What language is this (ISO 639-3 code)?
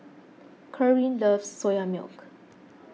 eng